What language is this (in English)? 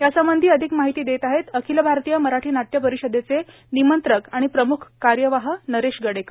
Marathi